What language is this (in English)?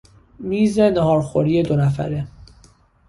Persian